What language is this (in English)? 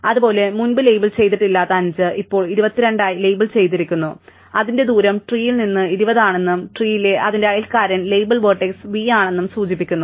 Malayalam